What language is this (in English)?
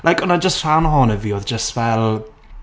Welsh